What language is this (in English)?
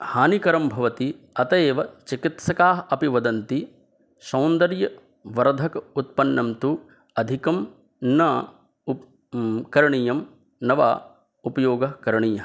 Sanskrit